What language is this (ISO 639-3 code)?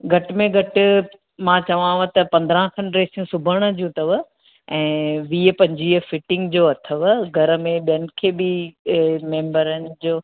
snd